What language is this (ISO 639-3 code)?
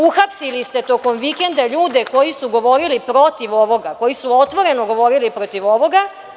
srp